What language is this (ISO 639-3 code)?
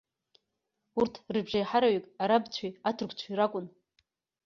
abk